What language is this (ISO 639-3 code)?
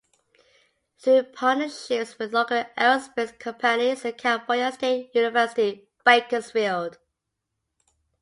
eng